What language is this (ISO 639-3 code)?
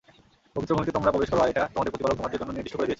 ben